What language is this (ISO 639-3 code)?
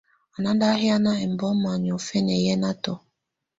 tvu